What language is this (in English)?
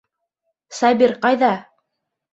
Bashkir